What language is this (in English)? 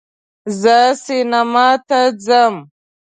Pashto